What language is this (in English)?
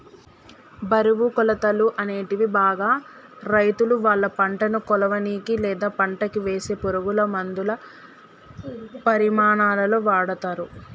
Telugu